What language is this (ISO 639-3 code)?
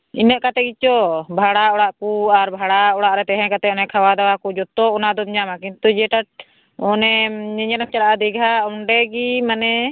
sat